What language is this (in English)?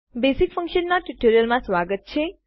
Gujarati